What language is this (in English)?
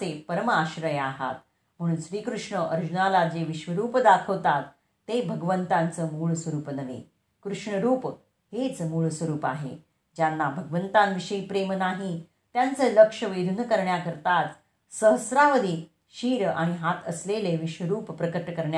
Marathi